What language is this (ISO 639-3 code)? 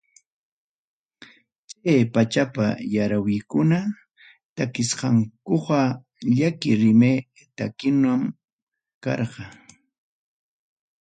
quy